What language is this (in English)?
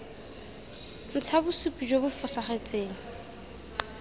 Tswana